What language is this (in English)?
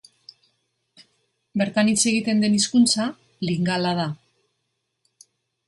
Basque